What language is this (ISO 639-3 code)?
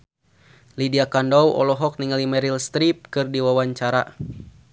sun